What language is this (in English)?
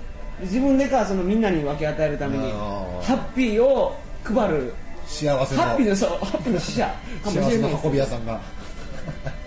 Japanese